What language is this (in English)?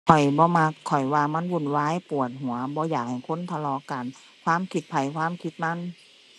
Thai